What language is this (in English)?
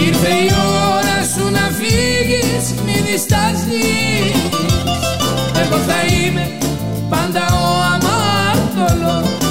Greek